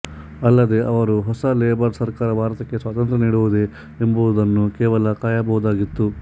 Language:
Kannada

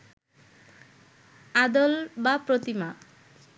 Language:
Bangla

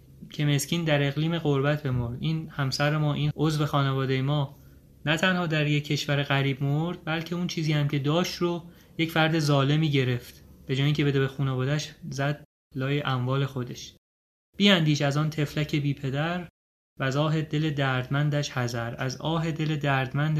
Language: Persian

